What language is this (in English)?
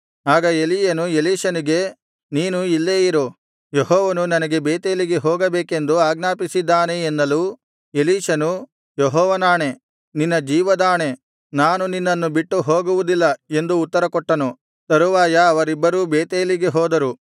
Kannada